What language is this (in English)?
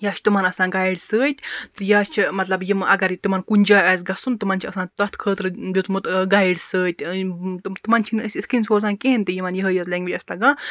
Kashmiri